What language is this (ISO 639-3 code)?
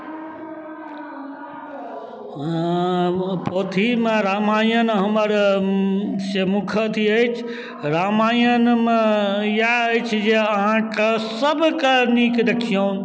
mai